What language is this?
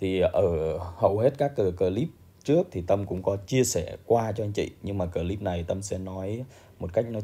Vietnamese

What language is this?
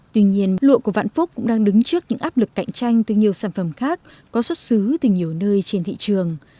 Vietnamese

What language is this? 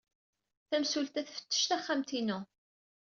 Kabyle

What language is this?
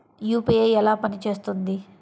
Telugu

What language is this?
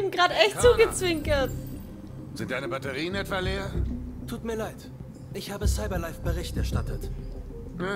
German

